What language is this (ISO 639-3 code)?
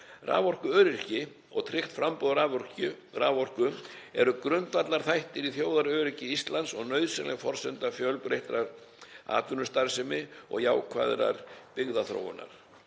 isl